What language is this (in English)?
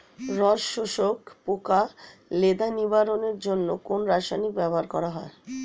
Bangla